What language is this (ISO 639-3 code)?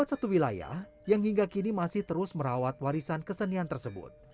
ind